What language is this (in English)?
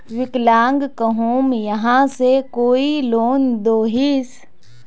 Magahi